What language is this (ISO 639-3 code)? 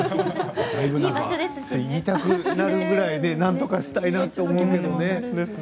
jpn